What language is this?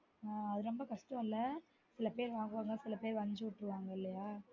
Tamil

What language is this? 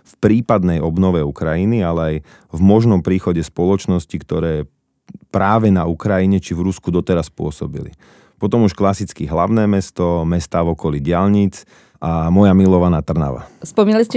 Slovak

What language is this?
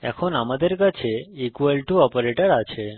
Bangla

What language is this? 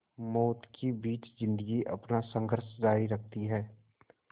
Hindi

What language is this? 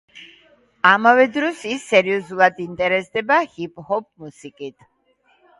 Georgian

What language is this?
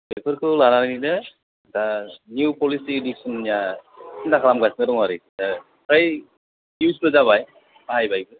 Bodo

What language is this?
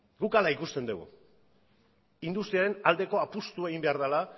Basque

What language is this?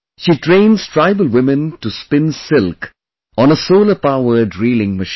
English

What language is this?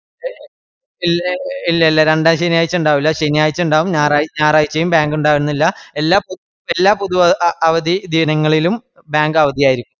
Malayalam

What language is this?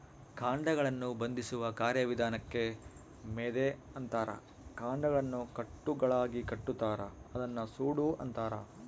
Kannada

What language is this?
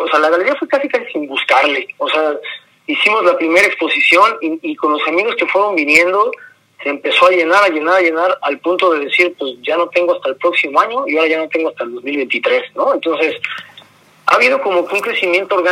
Spanish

